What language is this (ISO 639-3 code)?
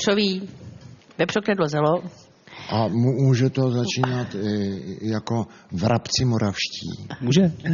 ces